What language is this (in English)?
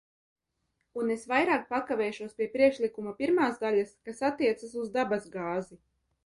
Latvian